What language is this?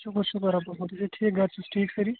Kashmiri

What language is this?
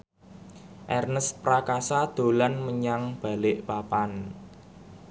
Javanese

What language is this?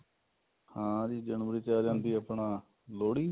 Punjabi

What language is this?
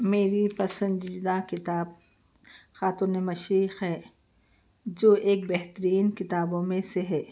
Urdu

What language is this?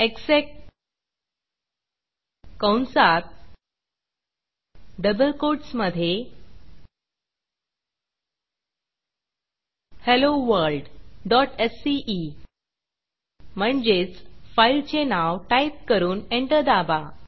Marathi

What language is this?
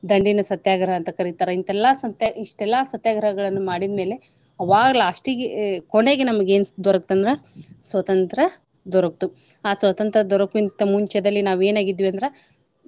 Kannada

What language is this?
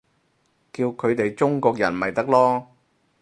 Cantonese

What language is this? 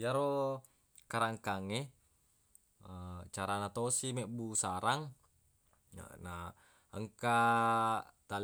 Buginese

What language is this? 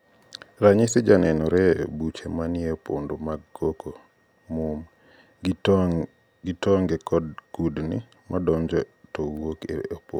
Luo (Kenya and Tanzania)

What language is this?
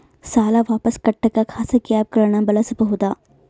Kannada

